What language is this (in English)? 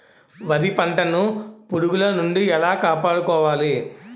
Telugu